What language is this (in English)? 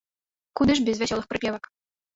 Belarusian